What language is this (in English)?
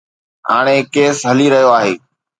Sindhi